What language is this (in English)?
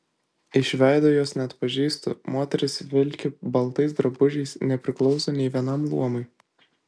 Lithuanian